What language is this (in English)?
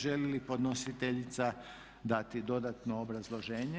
Croatian